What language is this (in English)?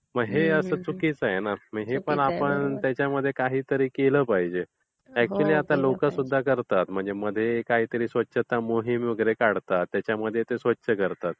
Marathi